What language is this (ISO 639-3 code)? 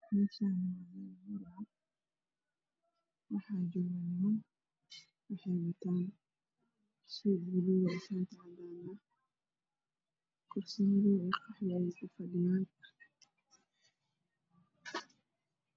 som